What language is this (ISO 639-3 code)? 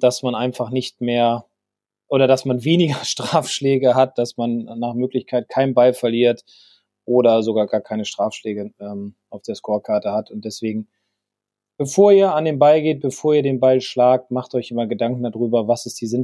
deu